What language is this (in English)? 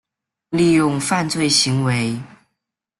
Chinese